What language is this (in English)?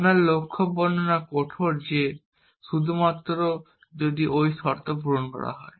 Bangla